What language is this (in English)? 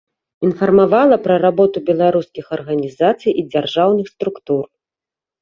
Belarusian